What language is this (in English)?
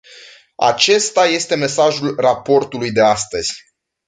Romanian